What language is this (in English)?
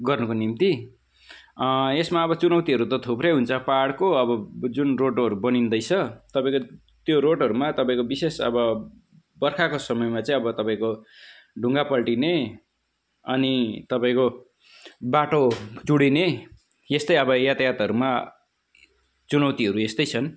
Nepali